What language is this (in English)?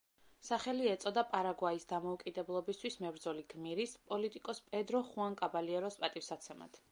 Georgian